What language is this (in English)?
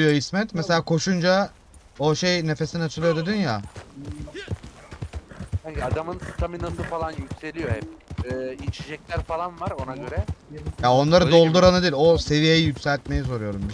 Turkish